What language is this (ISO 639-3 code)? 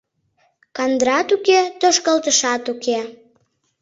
chm